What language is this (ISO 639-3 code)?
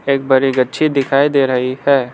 hin